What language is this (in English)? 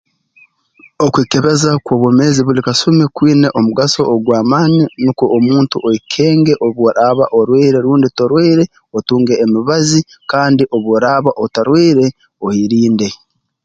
Tooro